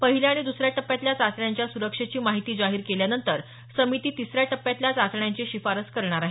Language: Marathi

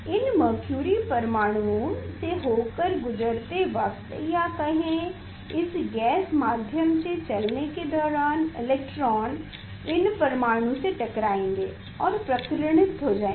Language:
Hindi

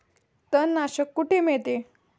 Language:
Marathi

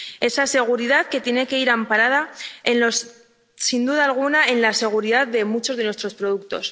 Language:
Spanish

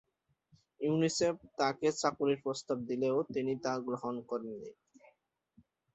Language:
Bangla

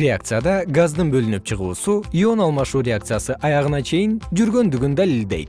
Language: Kyrgyz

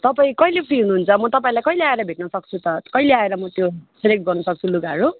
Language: Nepali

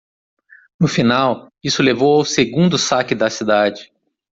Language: Portuguese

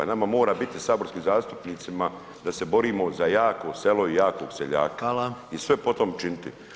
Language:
Croatian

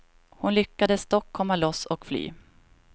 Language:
Swedish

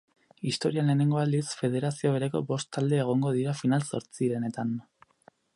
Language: Basque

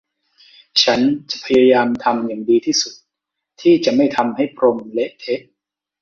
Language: Thai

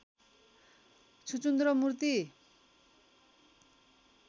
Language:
Nepali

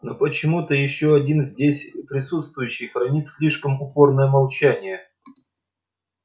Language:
Russian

